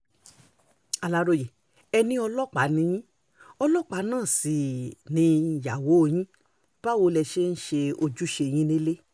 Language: Yoruba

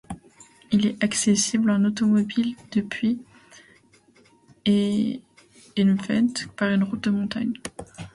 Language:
French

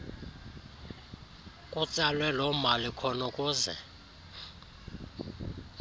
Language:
Xhosa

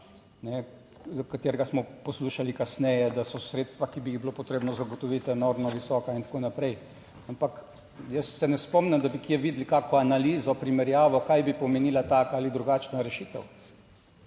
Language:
Slovenian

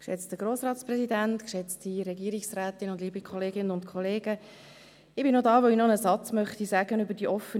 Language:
Swiss German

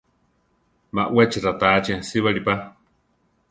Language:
Central Tarahumara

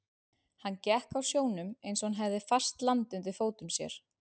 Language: Icelandic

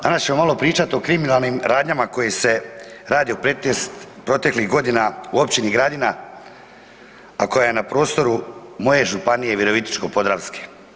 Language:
Croatian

